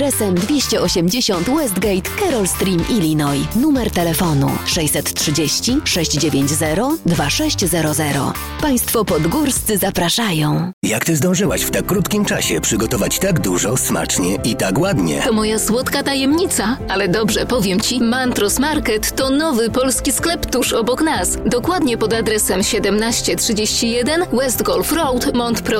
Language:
Polish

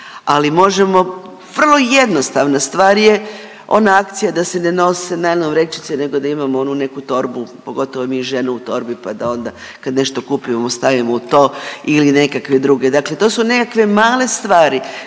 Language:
Croatian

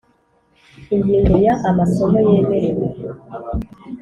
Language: Kinyarwanda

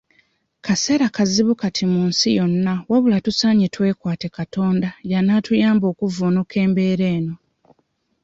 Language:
Ganda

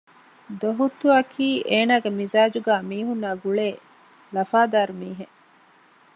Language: Divehi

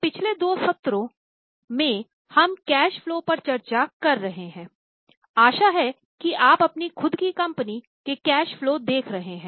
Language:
Hindi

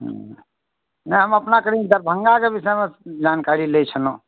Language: Maithili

